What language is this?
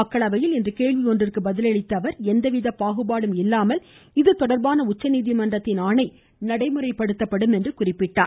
Tamil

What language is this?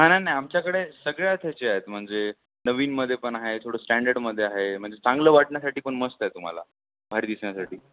Marathi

